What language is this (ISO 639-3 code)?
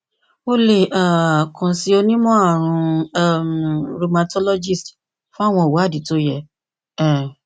yor